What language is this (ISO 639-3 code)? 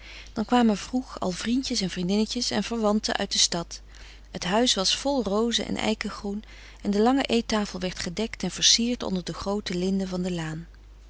nld